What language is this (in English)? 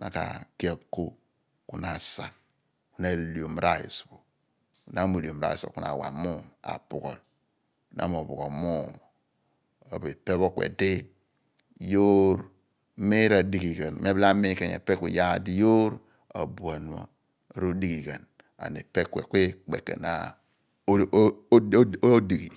Abua